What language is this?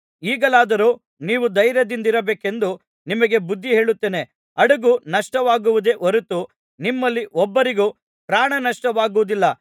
Kannada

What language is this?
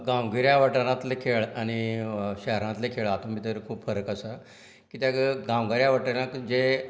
Konkani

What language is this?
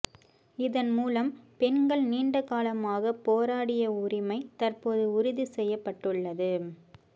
Tamil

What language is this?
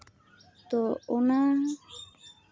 Santali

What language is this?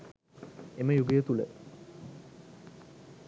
Sinhala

